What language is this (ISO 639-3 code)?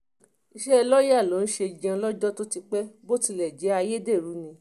yor